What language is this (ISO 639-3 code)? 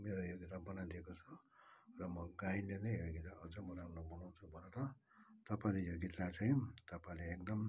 nep